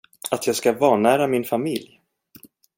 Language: Swedish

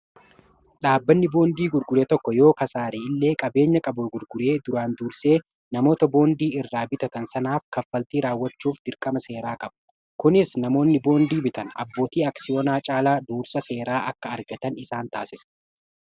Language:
Oromo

